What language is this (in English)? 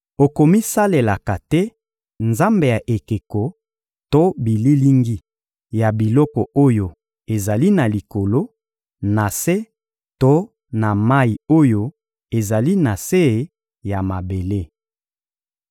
Lingala